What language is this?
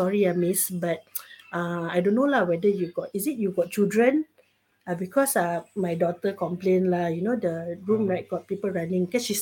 Malay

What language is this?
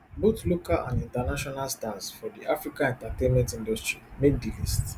Nigerian Pidgin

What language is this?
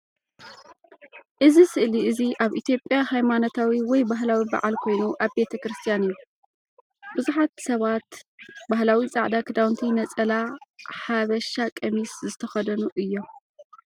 Tigrinya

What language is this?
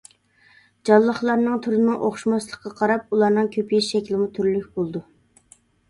Uyghur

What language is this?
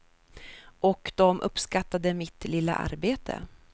Swedish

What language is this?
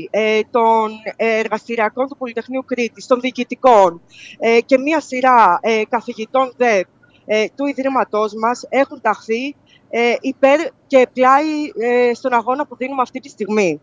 Greek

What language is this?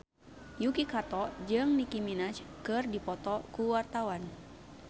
Sundanese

